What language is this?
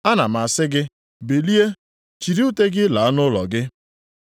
Igbo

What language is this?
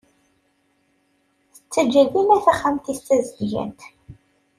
Kabyle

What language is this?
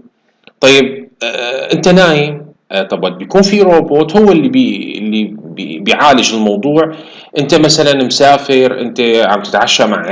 Arabic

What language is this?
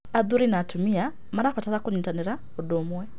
Kikuyu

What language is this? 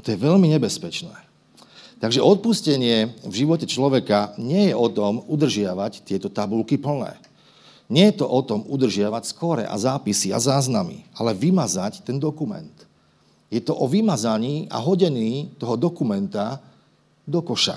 Slovak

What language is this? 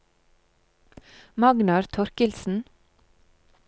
Norwegian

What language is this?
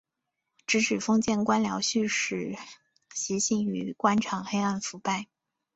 Chinese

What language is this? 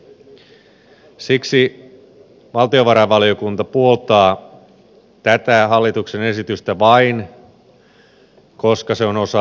Finnish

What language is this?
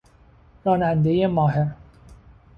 Persian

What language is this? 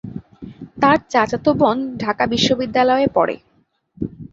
Bangla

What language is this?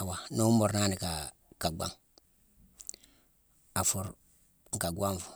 Mansoanka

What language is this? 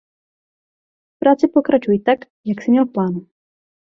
Czech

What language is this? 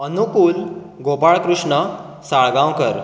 Konkani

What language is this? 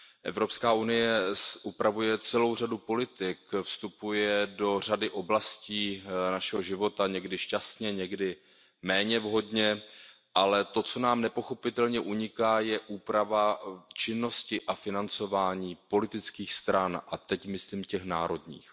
Czech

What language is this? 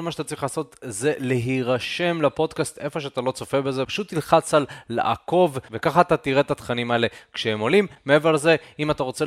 Hebrew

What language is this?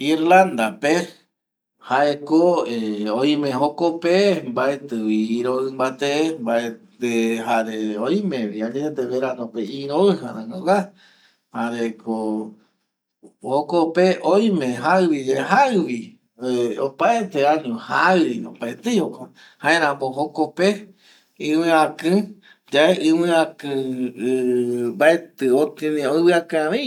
Eastern Bolivian Guaraní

